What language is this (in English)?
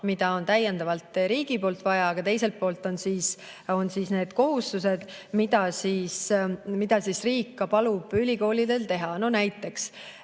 Estonian